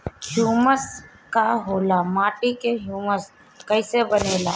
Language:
Bhojpuri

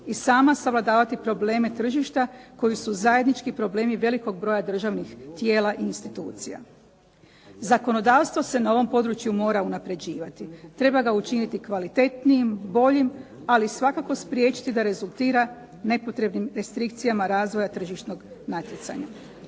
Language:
Croatian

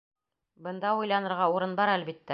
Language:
Bashkir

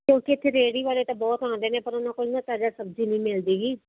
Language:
Punjabi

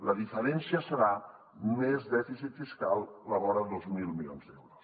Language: Catalan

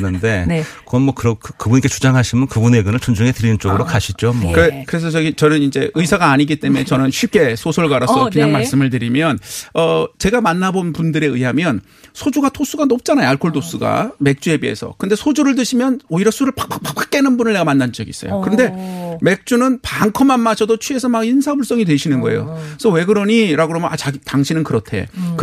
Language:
Korean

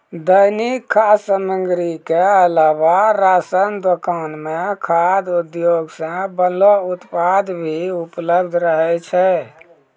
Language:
Maithili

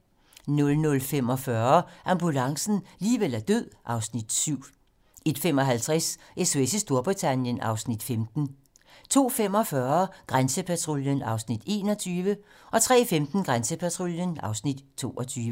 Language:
Danish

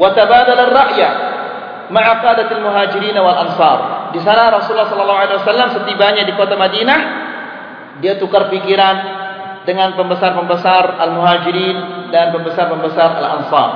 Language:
Malay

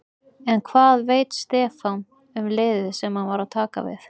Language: Icelandic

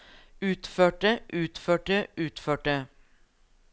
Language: Norwegian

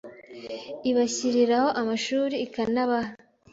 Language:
Kinyarwanda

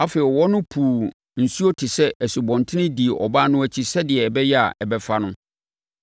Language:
Akan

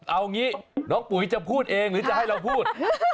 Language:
Thai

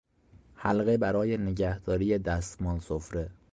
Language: Persian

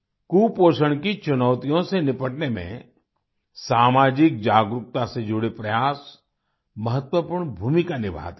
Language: Hindi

